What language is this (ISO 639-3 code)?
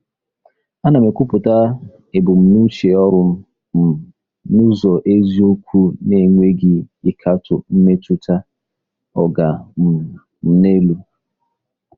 ibo